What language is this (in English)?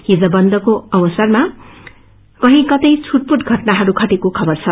Nepali